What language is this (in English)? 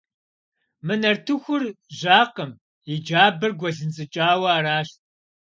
Kabardian